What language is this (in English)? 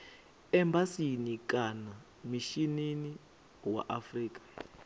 Venda